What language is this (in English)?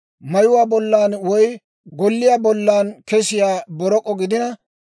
Dawro